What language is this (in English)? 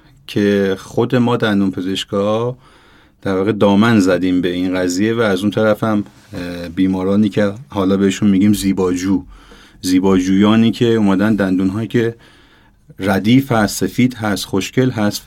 Persian